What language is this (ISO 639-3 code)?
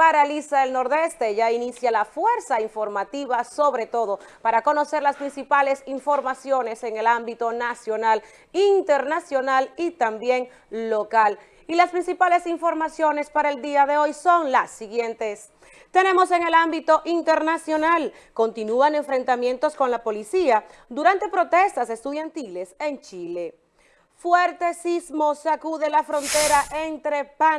spa